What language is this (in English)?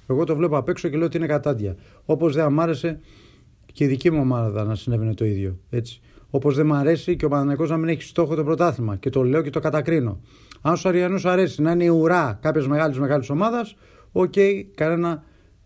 Greek